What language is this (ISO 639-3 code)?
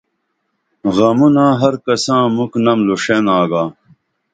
dml